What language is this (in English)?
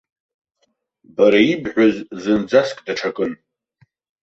Abkhazian